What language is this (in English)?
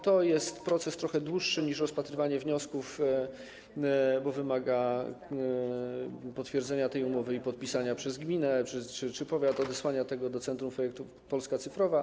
Polish